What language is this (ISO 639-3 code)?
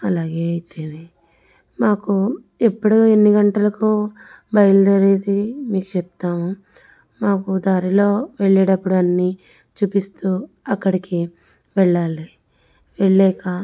tel